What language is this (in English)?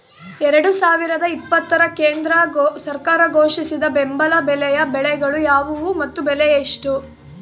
Kannada